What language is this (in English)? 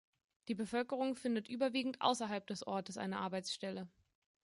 German